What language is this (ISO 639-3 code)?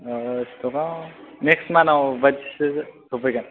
brx